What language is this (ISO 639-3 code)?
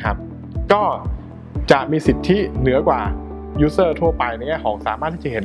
tha